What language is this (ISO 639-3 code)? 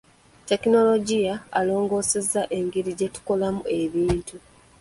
lug